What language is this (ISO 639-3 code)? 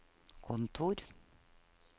nor